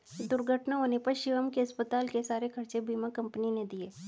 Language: Hindi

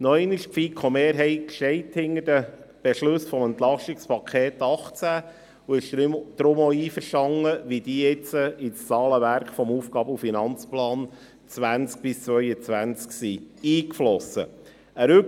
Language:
Swiss German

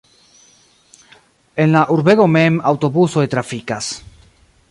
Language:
Esperanto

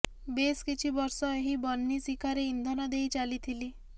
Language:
Odia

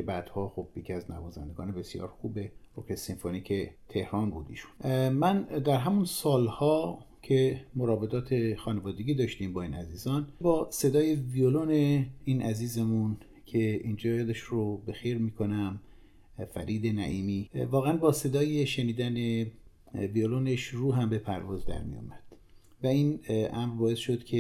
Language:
Persian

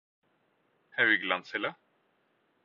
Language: Norwegian Bokmål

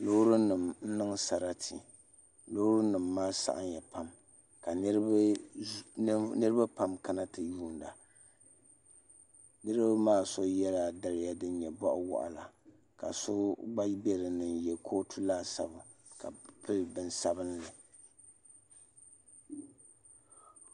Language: Dagbani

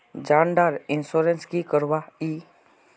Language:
Magahi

